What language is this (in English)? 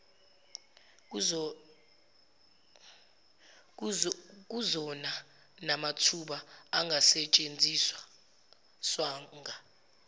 Zulu